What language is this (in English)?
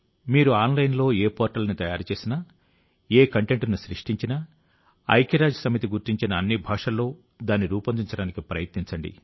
Telugu